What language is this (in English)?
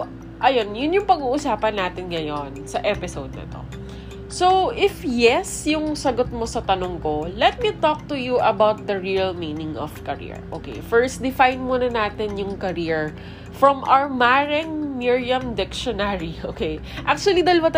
Filipino